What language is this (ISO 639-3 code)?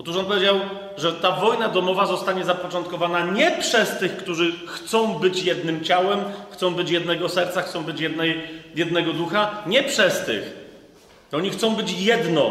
pol